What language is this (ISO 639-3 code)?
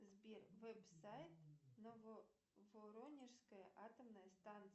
rus